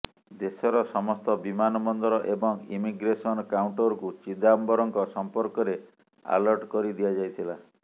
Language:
Odia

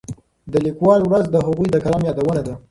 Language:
Pashto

